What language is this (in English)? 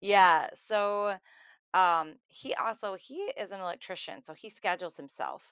English